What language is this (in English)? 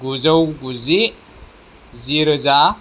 Bodo